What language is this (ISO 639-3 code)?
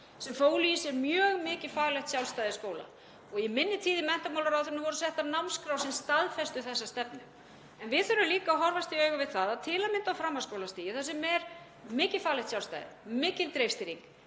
isl